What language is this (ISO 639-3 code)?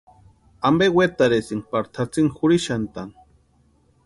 pua